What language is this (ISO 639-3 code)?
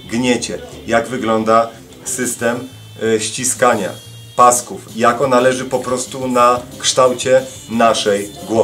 pol